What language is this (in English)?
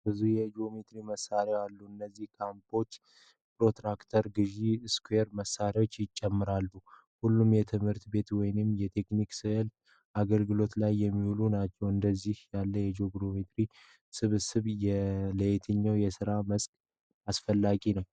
Amharic